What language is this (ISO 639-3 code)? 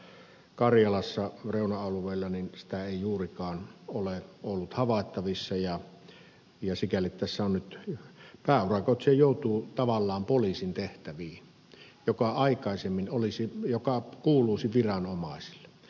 fin